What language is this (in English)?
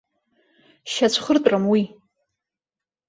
Abkhazian